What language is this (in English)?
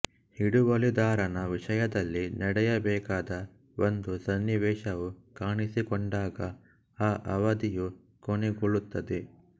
Kannada